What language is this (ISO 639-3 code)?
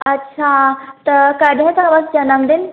snd